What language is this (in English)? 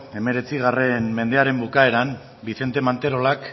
Basque